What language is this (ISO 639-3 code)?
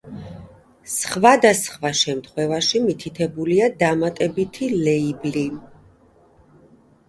kat